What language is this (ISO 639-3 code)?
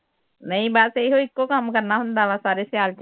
pan